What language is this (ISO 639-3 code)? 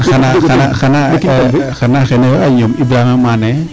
srr